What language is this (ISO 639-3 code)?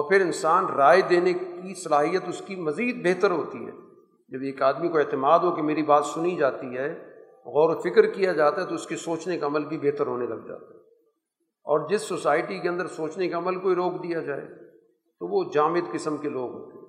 urd